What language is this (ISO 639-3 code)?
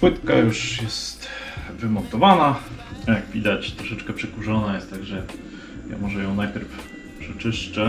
pol